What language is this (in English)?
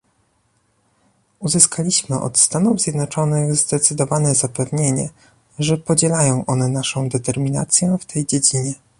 Polish